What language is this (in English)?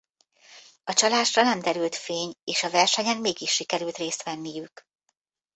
Hungarian